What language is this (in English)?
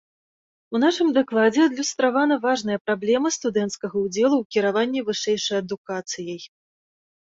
Belarusian